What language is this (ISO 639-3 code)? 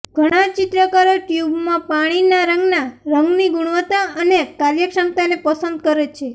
guj